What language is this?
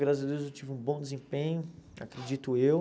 Portuguese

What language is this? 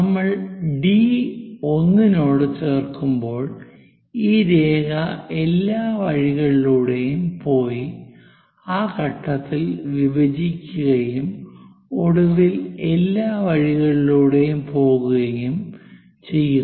Malayalam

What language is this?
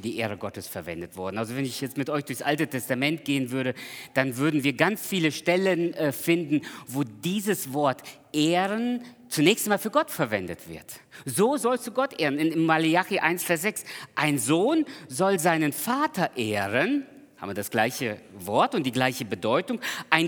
German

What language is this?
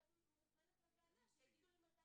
Hebrew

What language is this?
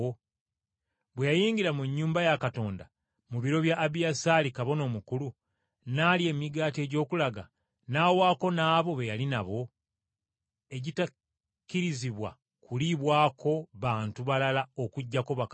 Ganda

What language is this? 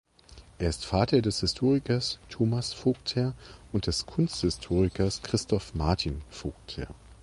German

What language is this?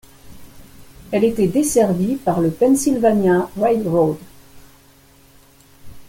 French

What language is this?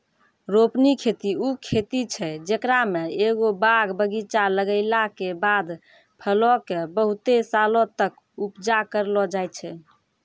Maithili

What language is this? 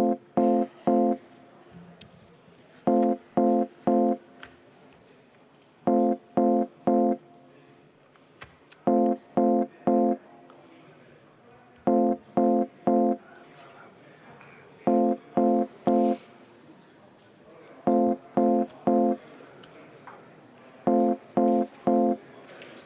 Estonian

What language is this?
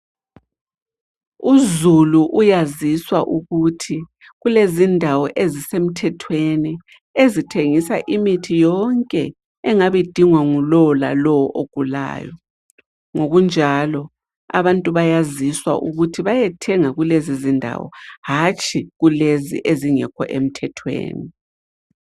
North Ndebele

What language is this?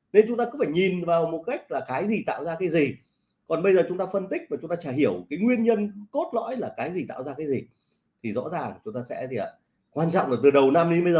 Vietnamese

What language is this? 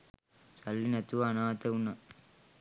Sinhala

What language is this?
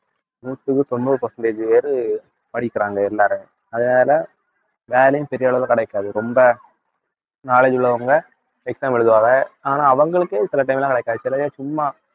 Tamil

